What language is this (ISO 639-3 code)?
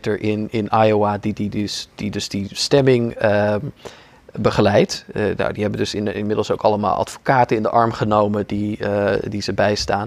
nld